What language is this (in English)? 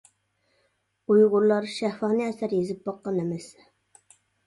Uyghur